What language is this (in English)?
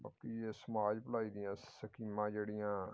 Punjabi